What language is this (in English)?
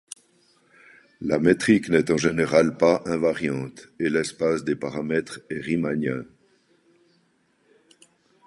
French